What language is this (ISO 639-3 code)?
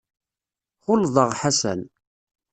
kab